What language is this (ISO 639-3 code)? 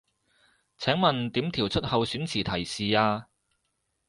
yue